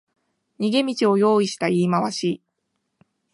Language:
Japanese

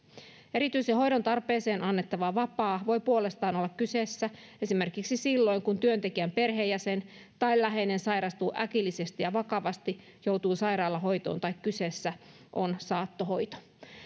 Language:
Finnish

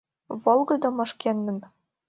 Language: Mari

